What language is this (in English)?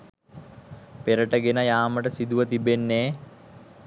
Sinhala